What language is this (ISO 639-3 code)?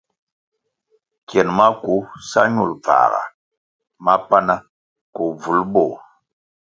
nmg